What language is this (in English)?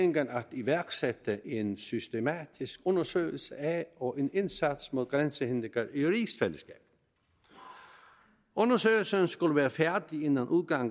Danish